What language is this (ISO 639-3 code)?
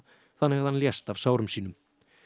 isl